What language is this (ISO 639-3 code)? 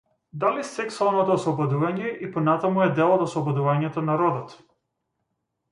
mkd